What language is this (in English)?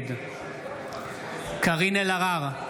Hebrew